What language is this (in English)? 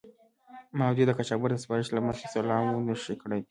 Pashto